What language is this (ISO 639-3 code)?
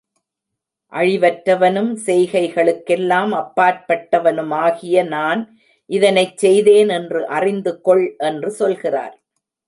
tam